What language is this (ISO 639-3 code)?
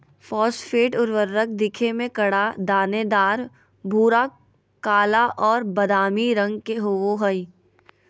mag